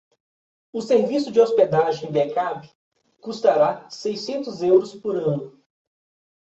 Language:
Portuguese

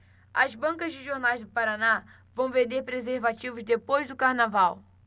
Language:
Portuguese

